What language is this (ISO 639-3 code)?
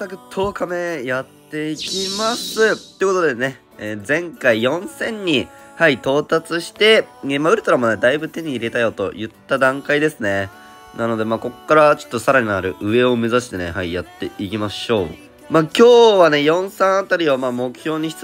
jpn